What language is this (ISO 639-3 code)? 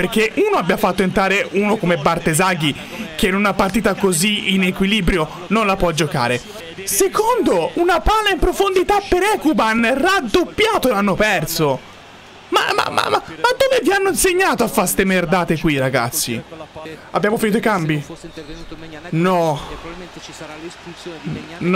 ita